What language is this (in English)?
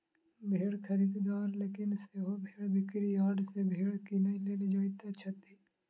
Maithili